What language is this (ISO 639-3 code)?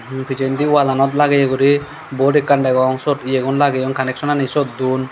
ccp